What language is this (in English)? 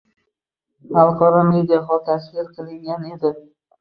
Uzbek